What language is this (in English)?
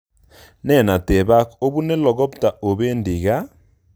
Kalenjin